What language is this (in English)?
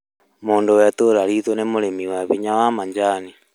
Kikuyu